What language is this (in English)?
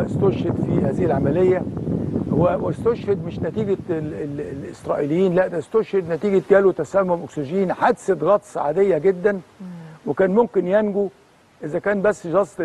Arabic